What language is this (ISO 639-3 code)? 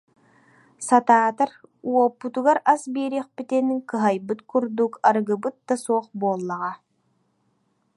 sah